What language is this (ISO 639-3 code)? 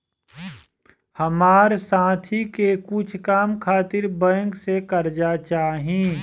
bho